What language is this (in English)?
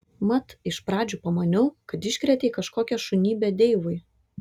Lithuanian